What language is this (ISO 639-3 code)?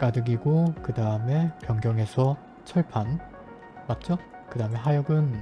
kor